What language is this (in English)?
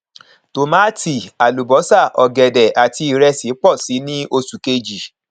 Yoruba